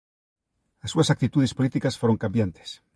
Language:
Galician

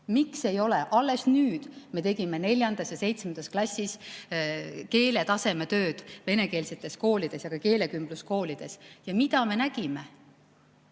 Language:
Estonian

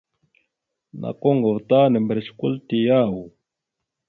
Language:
Mada (Cameroon)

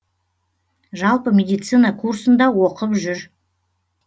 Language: Kazakh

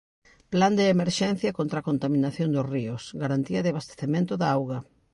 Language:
Galician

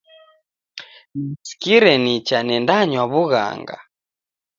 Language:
Taita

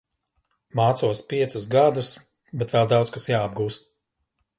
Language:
Latvian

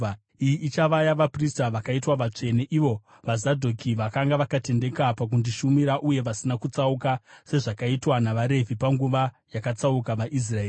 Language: Shona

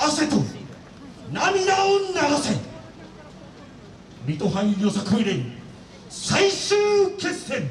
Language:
Japanese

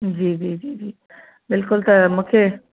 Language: Sindhi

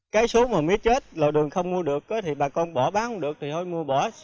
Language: Vietnamese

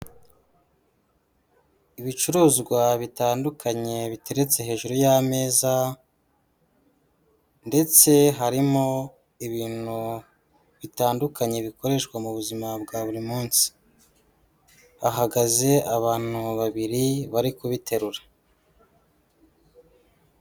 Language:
Kinyarwanda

